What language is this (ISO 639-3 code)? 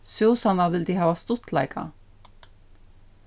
fao